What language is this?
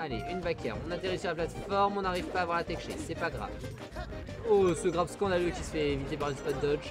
French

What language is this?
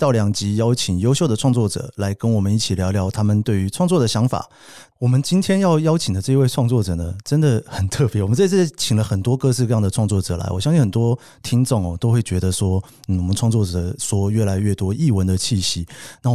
Chinese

